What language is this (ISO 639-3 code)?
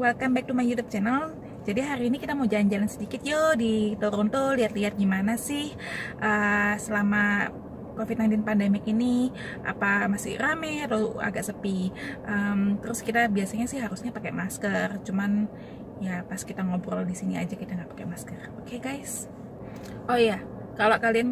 ind